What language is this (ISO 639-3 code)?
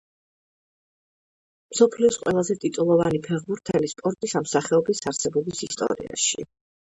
kat